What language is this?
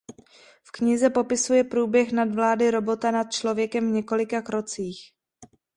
Czech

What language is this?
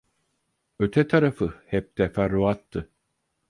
Turkish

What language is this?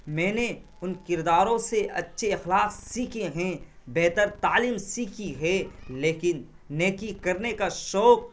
Urdu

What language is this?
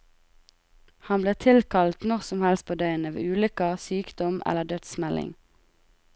Norwegian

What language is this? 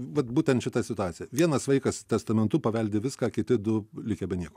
Lithuanian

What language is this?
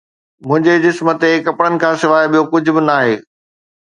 Sindhi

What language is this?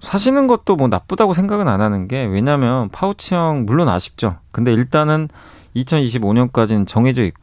Korean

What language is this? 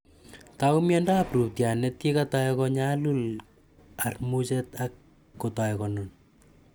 Kalenjin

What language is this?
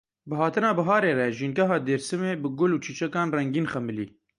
Kurdish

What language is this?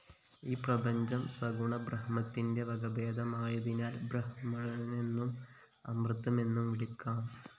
Malayalam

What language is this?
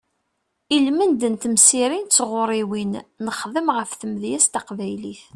Kabyle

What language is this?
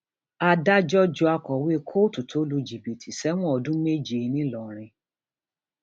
Yoruba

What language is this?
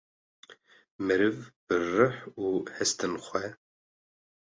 Kurdish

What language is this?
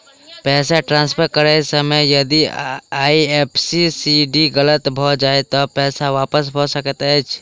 Maithili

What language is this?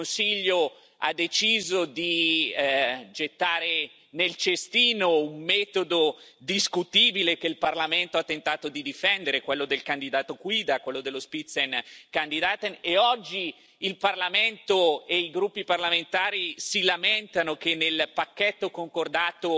Italian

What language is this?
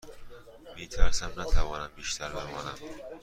Persian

